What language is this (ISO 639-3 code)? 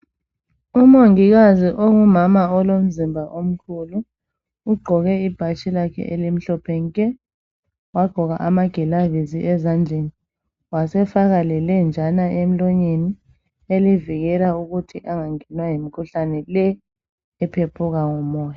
nde